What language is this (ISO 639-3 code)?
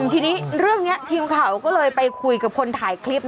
tha